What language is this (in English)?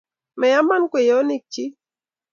Kalenjin